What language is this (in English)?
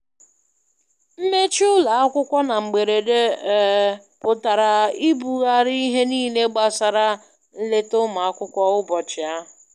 Igbo